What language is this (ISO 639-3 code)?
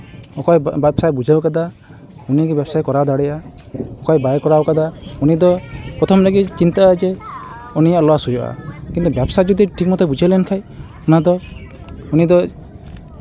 sat